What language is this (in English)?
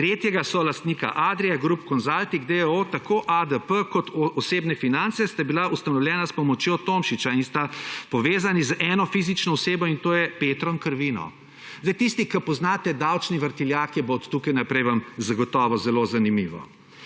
Slovenian